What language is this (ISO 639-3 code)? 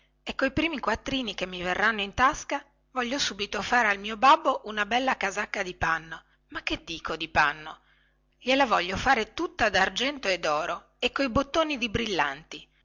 ita